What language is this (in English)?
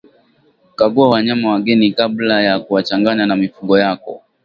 Swahili